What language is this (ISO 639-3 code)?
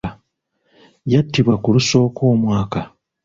lug